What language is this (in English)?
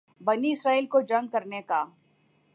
Urdu